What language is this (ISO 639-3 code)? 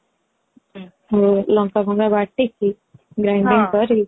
ori